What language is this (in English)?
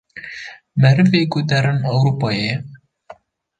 Kurdish